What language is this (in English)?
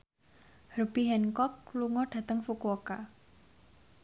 Javanese